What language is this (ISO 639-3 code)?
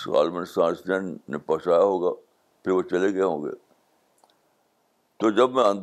urd